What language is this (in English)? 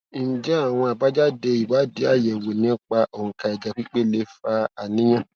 Yoruba